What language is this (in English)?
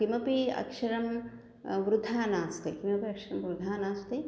Sanskrit